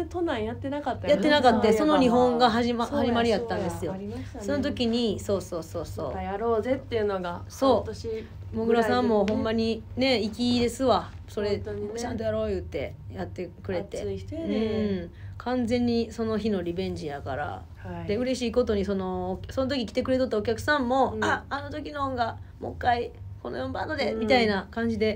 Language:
Japanese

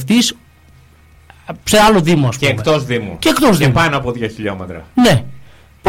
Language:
Greek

